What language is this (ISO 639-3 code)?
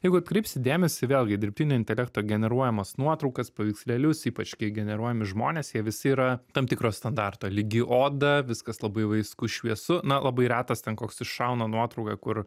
lit